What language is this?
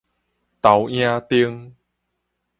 Min Nan Chinese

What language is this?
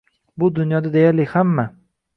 Uzbek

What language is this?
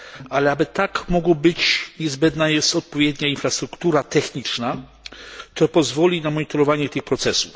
Polish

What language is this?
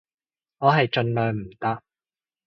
Cantonese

